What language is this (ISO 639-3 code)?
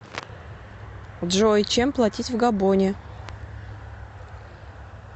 rus